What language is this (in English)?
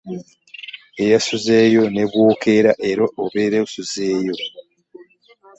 Ganda